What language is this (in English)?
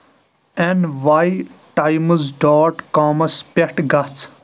Kashmiri